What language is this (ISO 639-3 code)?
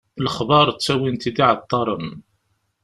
kab